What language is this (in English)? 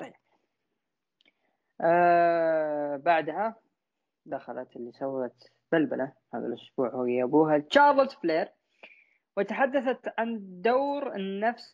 Arabic